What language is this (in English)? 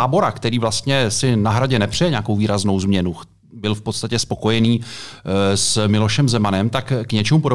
Czech